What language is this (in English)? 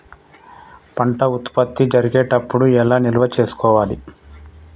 Telugu